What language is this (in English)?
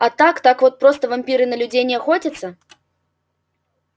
Russian